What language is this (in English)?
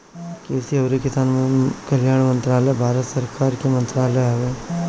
Bhojpuri